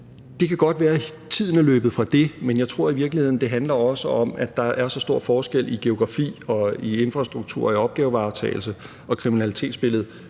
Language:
Danish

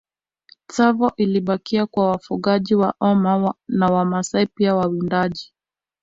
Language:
Swahili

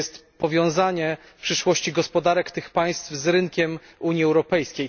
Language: Polish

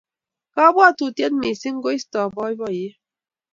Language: Kalenjin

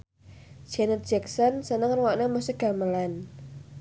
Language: Javanese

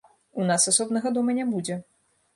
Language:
Belarusian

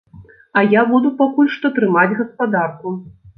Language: Belarusian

